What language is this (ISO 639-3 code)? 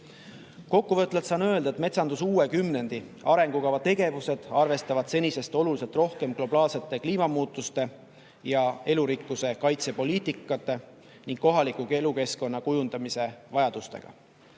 est